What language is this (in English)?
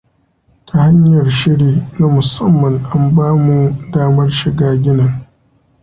Hausa